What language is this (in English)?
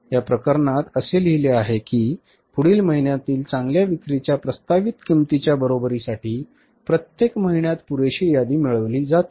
Marathi